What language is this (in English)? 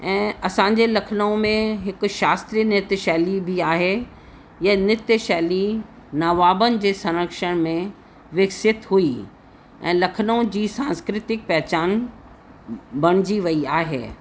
Sindhi